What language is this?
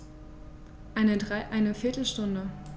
German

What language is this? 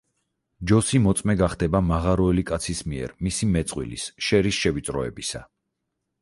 Georgian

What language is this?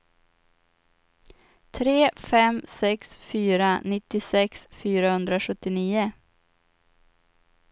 Swedish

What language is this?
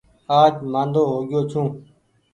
Goaria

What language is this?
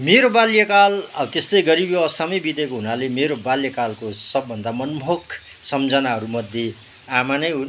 Nepali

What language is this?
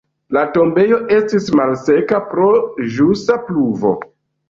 Esperanto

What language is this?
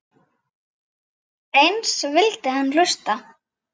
Icelandic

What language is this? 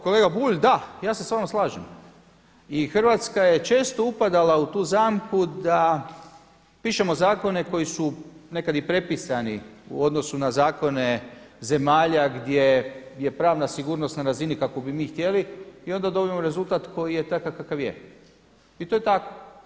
Croatian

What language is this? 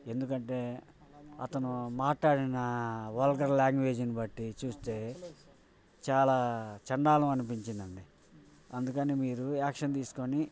Telugu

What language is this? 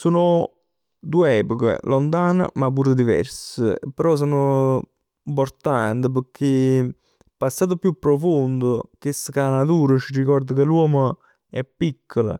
Neapolitan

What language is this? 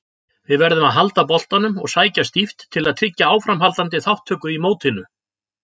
Icelandic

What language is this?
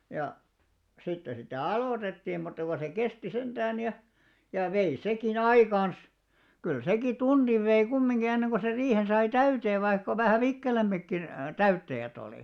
Finnish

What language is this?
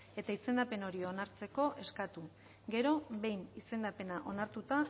Basque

